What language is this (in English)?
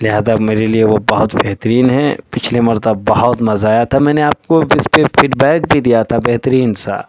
Urdu